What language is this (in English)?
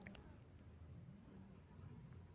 Magahi